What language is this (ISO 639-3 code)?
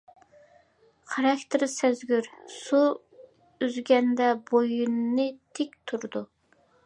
uig